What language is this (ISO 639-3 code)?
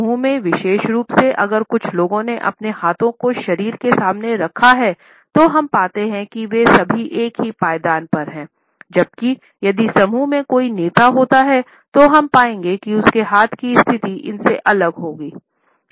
hin